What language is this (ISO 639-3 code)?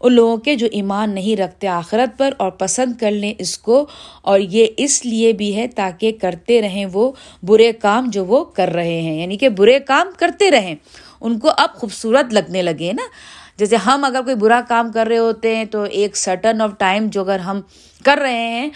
urd